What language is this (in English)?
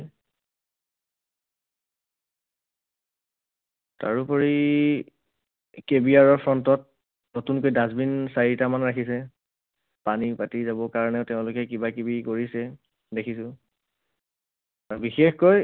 Assamese